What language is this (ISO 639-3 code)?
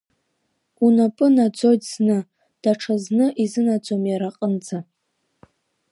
abk